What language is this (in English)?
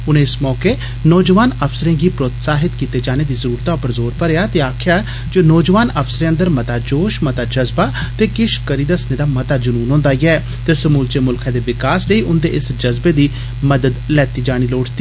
Dogri